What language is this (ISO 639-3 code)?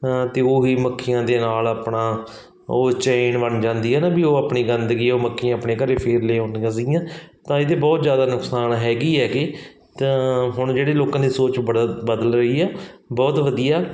pan